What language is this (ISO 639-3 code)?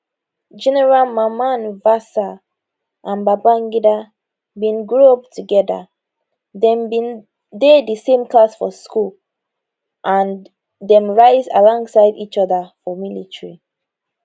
pcm